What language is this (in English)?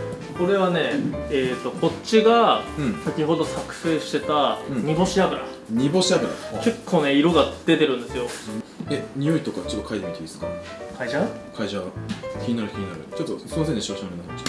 Japanese